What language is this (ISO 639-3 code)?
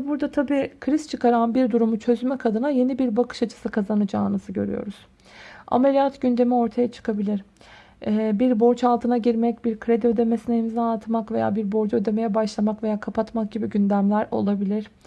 tur